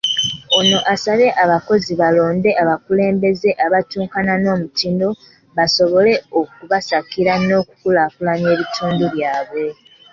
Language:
Ganda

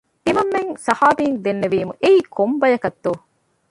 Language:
Divehi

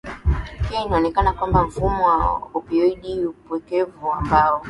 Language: Swahili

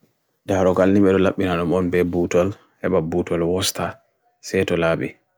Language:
Bagirmi Fulfulde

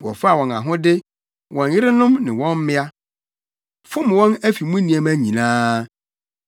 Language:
Akan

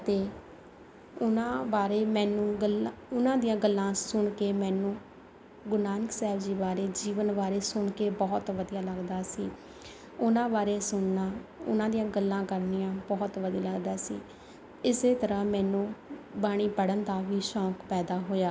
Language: Punjabi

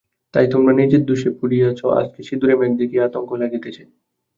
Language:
Bangla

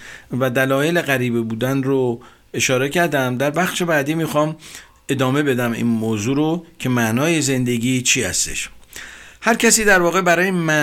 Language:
Persian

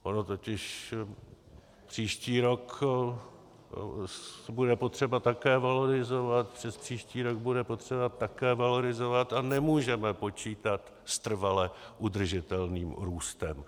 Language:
Czech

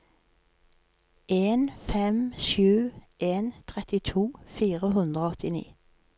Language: Norwegian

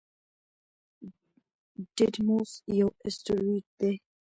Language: Pashto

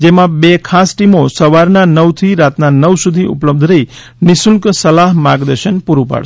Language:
Gujarati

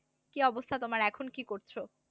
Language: Bangla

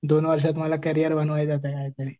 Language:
Marathi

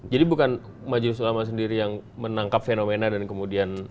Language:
Indonesian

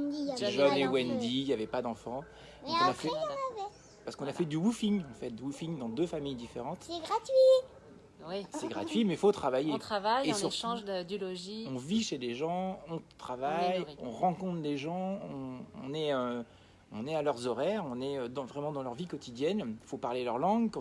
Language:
French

